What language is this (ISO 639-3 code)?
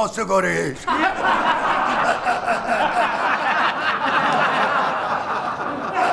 fas